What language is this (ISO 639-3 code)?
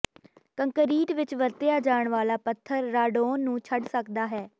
pan